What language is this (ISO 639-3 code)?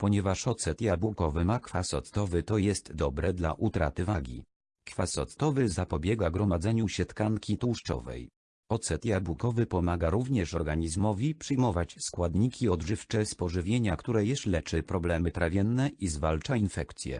pol